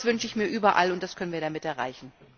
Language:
German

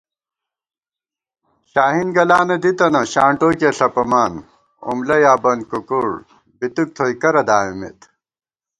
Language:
Gawar-Bati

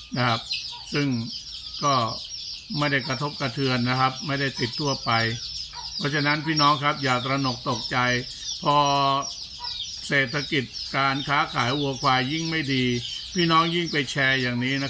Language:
Thai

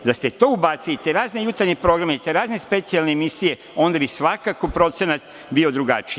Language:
Serbian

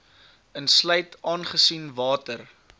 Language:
Afrikaans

